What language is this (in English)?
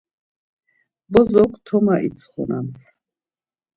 Laz